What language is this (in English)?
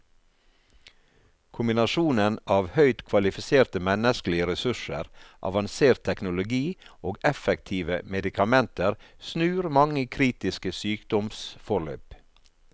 Norwegian